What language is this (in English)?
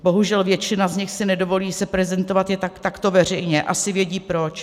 Czech